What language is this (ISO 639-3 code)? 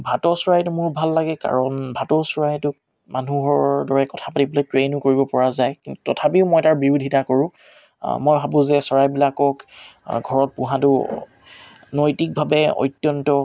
asm